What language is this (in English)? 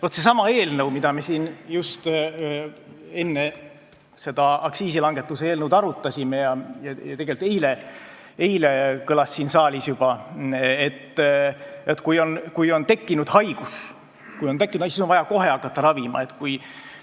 Estonian